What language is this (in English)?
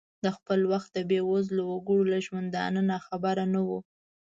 Pashto